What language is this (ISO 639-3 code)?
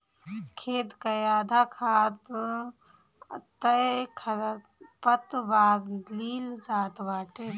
bho